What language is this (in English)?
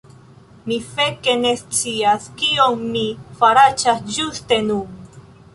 Esperanto